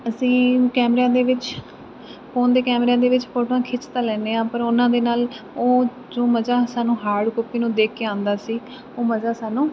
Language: Punjabi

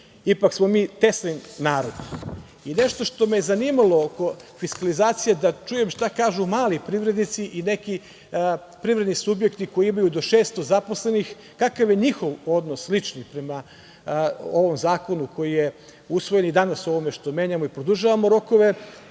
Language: Serbian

